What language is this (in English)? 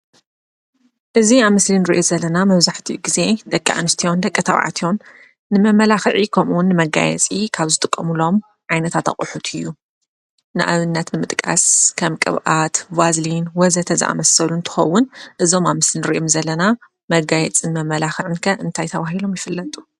Tigrinya